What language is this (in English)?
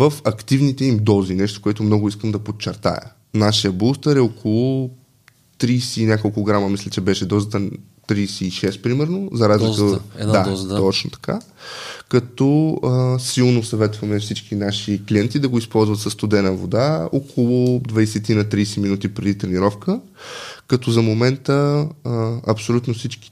Bulgarian